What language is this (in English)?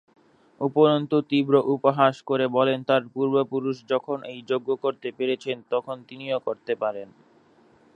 Bangla